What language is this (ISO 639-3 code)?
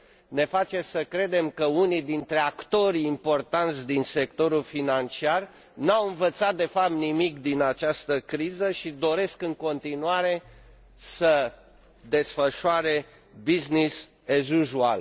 ron